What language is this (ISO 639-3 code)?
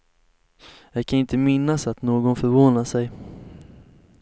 swe